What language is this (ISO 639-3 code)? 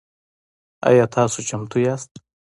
pus